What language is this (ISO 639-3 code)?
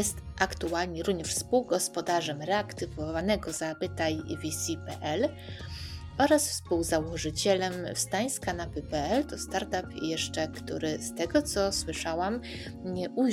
pol